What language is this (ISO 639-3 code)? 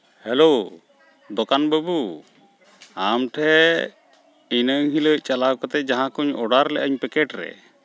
sat